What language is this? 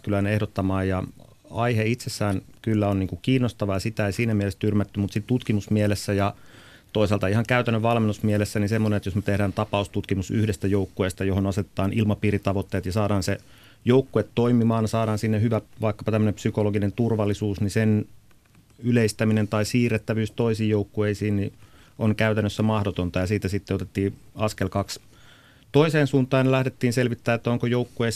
Finnish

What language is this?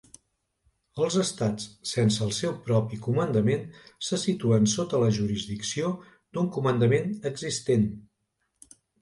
Catalan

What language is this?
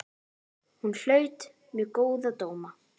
Icelandic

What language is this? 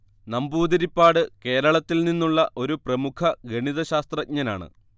Malayalam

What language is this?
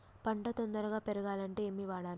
Telugu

